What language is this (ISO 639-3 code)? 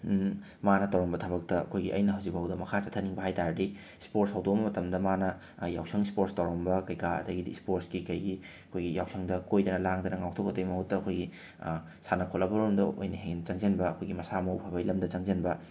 mni